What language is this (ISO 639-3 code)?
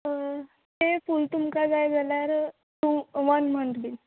kok